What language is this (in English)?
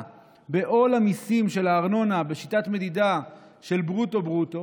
Hebrew